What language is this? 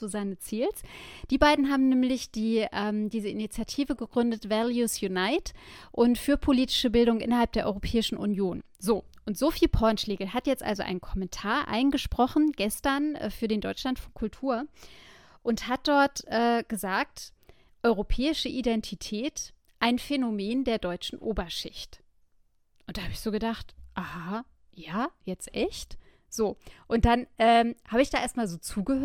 German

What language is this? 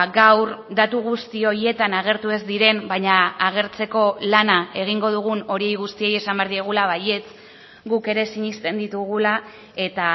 Basque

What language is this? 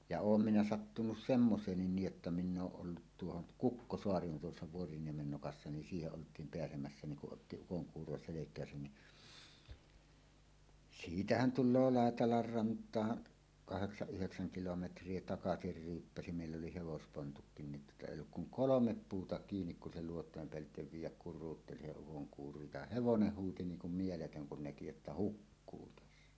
Finnish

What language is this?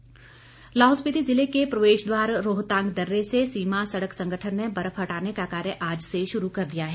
Hindi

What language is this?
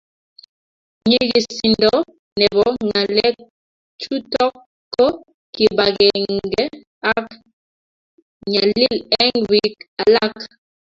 Kalenjin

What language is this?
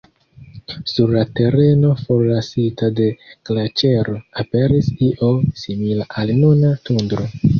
Esperanto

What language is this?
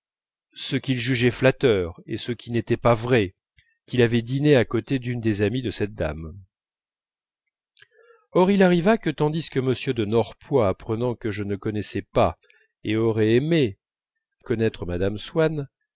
French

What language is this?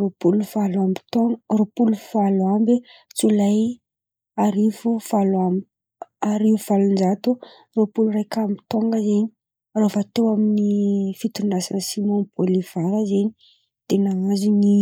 Antankarana Malagasy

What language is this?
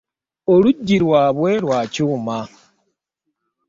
Ganda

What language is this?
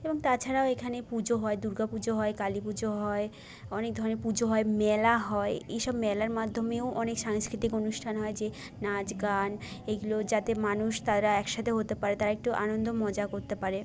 Bangla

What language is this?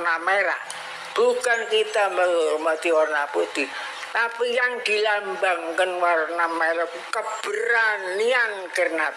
Indonesian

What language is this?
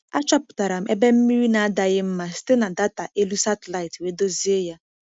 Igbo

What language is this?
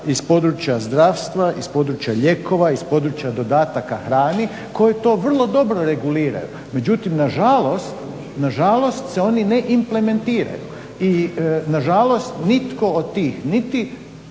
Croatian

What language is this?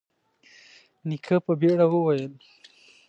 Pashto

